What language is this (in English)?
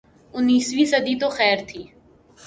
Urdu